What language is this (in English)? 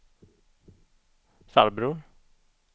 Swedish